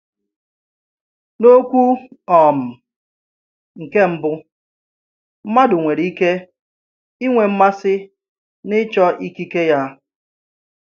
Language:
Igbo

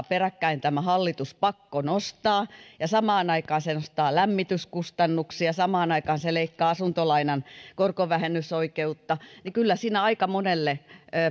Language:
Finnish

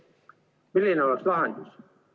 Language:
Estonian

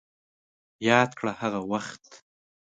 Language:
Pashto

